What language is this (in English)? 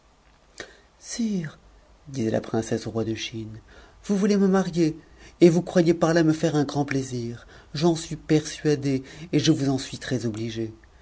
French